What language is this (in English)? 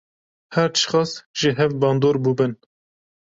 Kurdish